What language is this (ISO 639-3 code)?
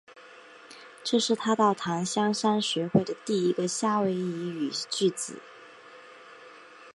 zho